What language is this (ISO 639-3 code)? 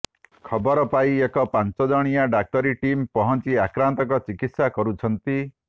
ori